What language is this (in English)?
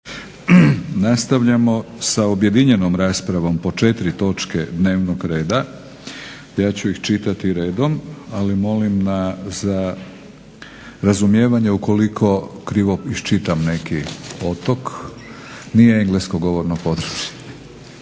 Croatian